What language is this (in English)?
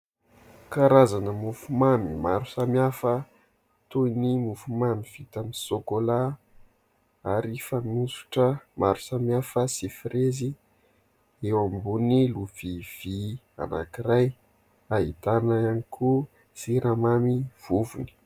Malagasy